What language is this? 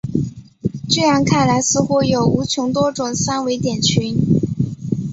Chinese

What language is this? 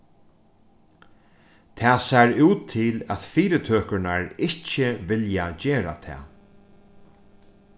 Faroese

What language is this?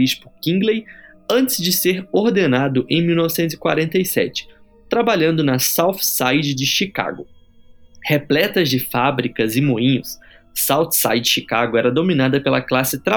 Portuguese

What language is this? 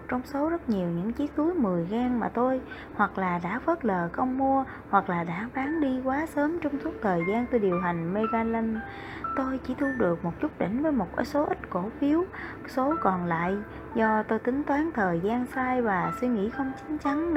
Vietnamese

